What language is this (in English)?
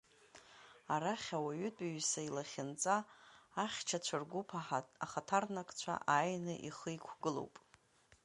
Abkhazian